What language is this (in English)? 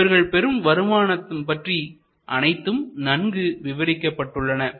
Tamil